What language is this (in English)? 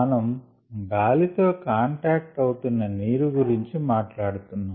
Telugu